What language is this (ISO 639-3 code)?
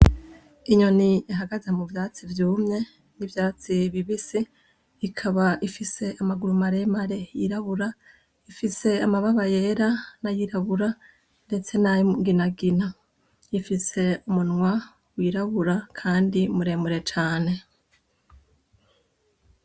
run